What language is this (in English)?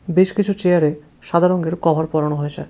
Bangla